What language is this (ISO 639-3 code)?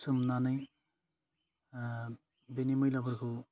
brx